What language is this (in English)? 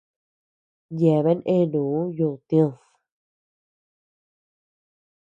Tepeuxila Cuicatec